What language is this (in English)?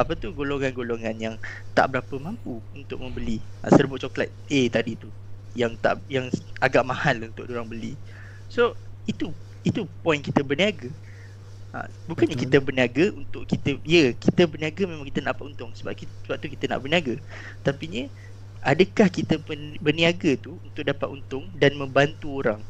Malay